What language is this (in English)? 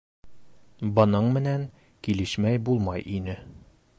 Bashkir